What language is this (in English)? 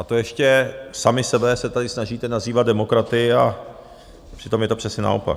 Czech